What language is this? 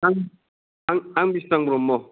Bodo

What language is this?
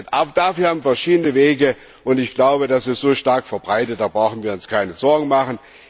German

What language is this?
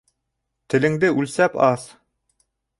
Bashkir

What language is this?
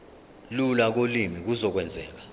Zulu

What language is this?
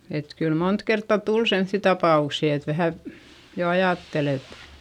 Finnish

